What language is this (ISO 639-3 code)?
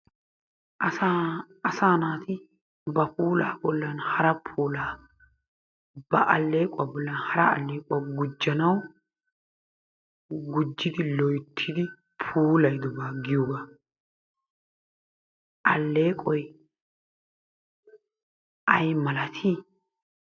wal